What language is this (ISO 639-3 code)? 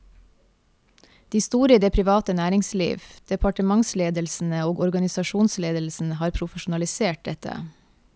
nor